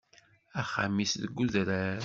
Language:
Kabyle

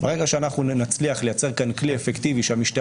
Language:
Hebrew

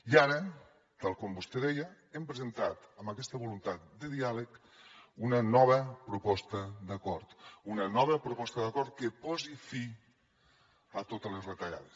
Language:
Catalan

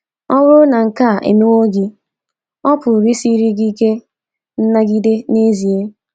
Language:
Igbo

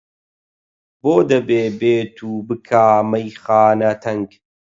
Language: Central Kurdish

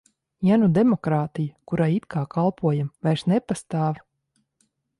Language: Latvian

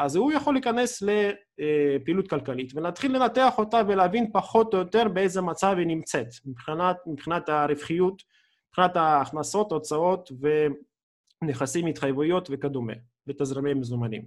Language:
Hebrew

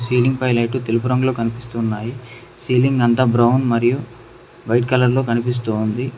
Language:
Telugu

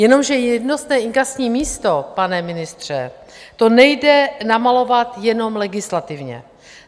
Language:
Czech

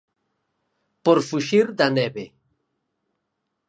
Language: Galician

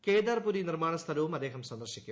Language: Malayalam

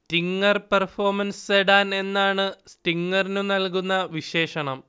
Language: Malayalam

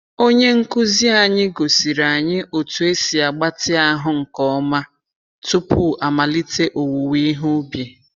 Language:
Igbo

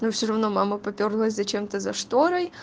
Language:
Russian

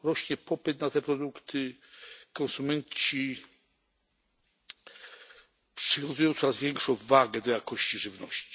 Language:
Polish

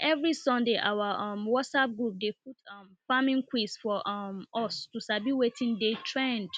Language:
Nigerian Pidgin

